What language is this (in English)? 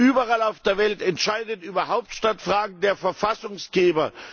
German